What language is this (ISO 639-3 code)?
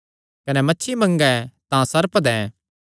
xnr